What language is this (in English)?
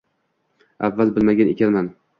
Uzbek